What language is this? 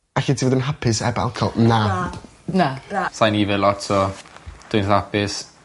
Welsh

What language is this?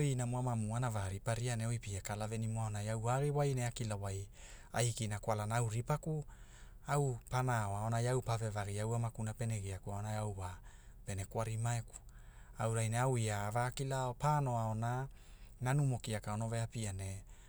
Hula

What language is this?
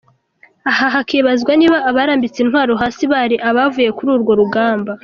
Kinyarwanda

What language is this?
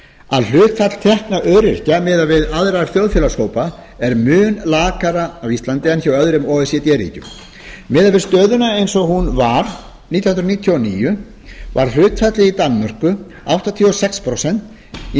Icelandic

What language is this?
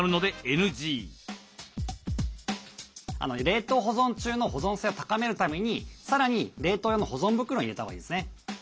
Japanese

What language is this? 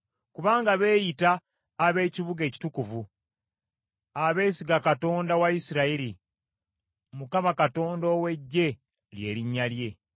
Ganda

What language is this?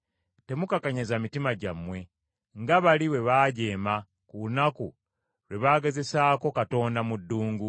Ganda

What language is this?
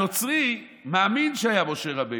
Hebrew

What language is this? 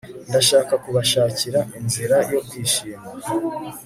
Kinyarwanda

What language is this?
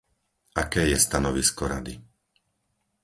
Slovak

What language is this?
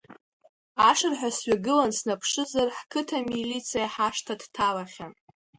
Abkhazian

